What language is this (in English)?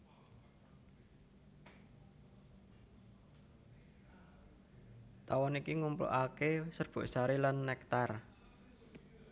Javanese